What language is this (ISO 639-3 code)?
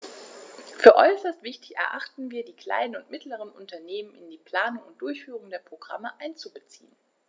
deu